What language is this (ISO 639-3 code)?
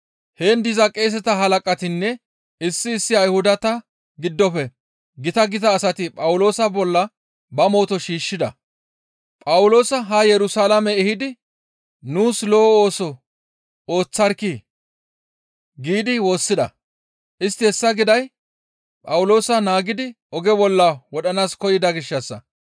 gmv